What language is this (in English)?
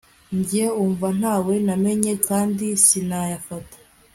Kinyarwanda